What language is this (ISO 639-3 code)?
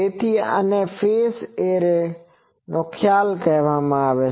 guj